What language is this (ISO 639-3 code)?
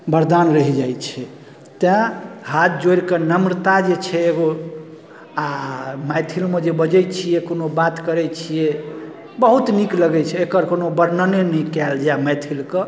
mai